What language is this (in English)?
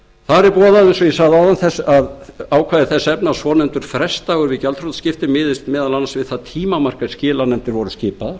Icelandic